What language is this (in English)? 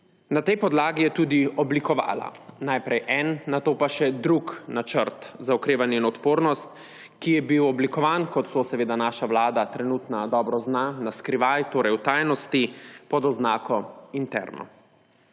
Slovenian